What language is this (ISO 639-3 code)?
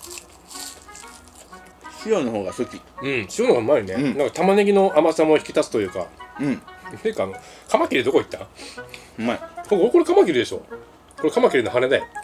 jpn